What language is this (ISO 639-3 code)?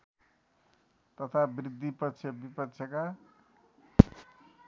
nep